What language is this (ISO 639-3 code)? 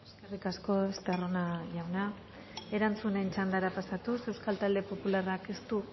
eus